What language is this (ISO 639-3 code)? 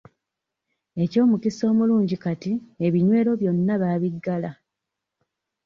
lug